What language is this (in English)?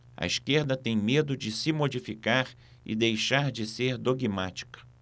Portuguese